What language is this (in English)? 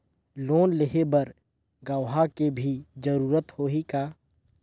Chhattisgarhi